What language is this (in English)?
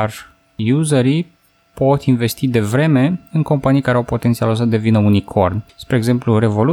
Romanian